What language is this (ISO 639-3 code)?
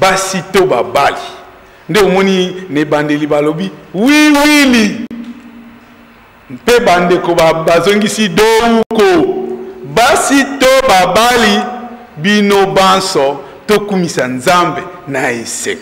fra